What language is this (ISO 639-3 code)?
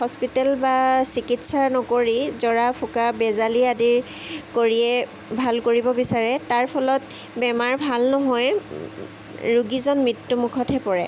asm